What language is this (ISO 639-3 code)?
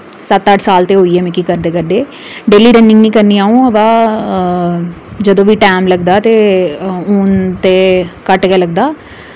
doi